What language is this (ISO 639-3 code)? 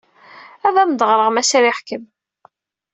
kab